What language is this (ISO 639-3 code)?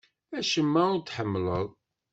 kab